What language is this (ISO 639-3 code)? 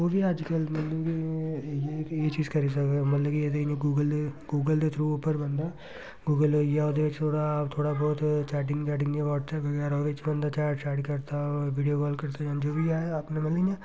doi